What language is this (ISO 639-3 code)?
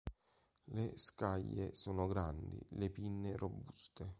ita